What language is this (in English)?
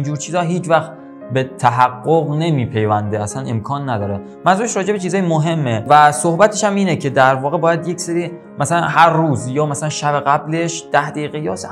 Persian